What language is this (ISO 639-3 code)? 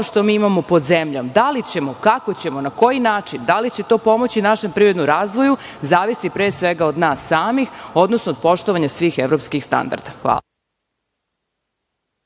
srp